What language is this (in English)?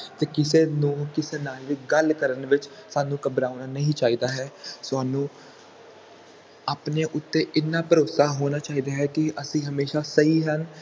Punjabi